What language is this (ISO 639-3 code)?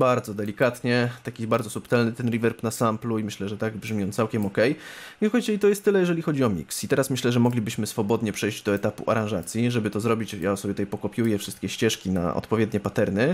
pol